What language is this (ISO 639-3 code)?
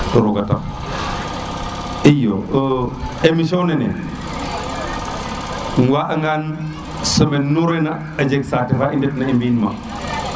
srr